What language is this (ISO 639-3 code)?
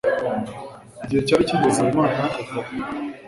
kin